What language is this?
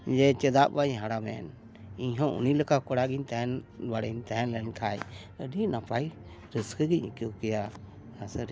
Santali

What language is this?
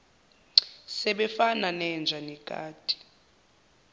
Zulu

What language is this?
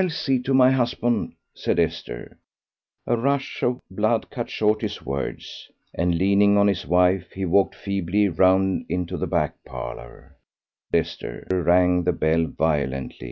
English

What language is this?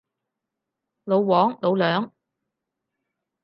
Cantonese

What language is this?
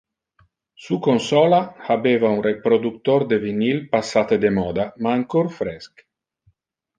Interlingua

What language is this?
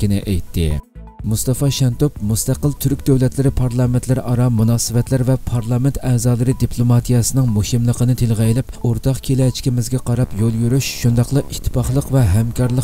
Turkish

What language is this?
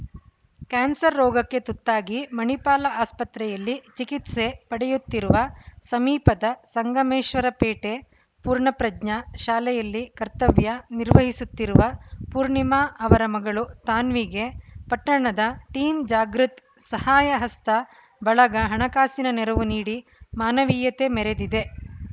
Kannada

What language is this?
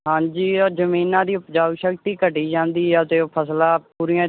Punjabi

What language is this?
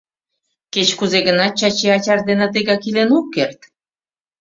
Mari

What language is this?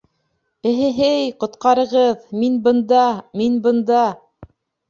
Bashkir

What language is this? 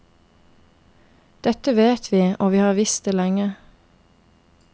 Norwegian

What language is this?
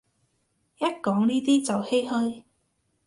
Cantonese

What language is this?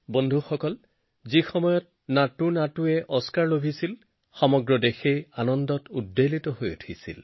Assamese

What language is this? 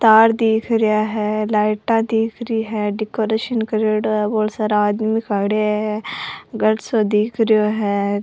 Rajasthani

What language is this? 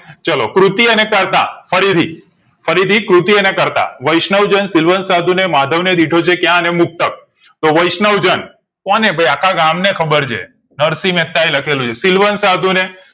Gujarati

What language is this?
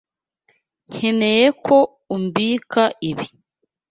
Kinyarwanda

